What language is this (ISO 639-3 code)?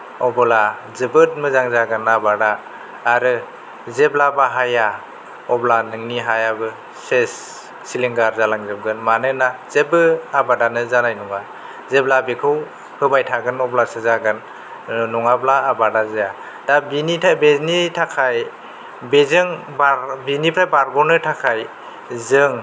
brx